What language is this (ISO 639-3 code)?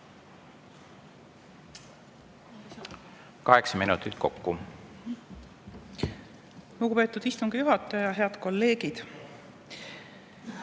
est